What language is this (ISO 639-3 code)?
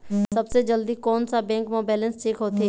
hne